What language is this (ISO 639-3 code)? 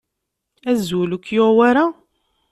kab